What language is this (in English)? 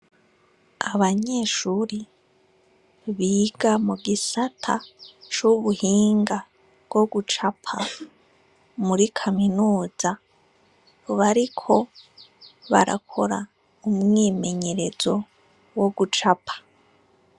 Rundi